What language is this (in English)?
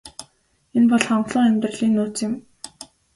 Mongolian